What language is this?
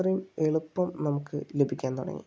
Malayalam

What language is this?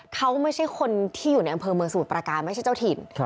Thai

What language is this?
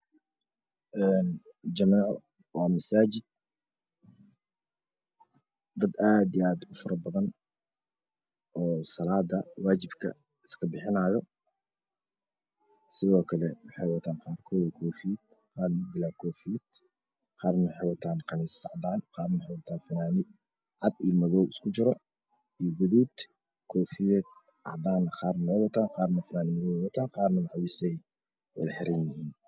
Somali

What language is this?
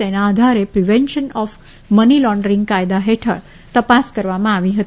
Gujarati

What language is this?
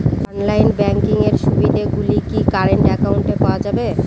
Bangla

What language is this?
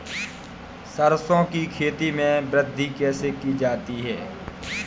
Hindi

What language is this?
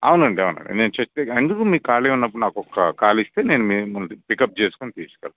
Telugu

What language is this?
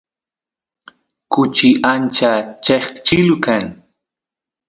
Santiago del Estero Quichua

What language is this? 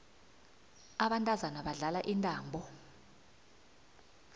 South Ndebele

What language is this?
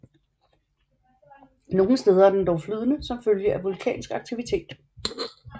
Danish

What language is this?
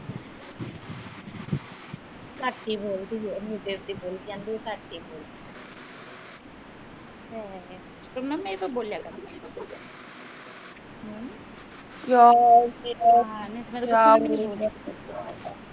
Punjabi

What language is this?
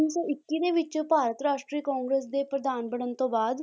Punjabi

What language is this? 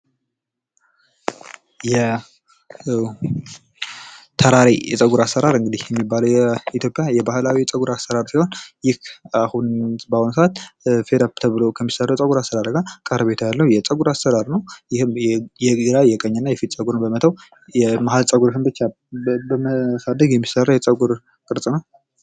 Amharic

